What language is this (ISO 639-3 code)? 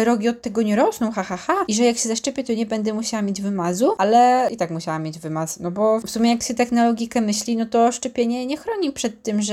pol